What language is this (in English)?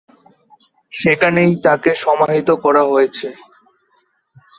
Bangla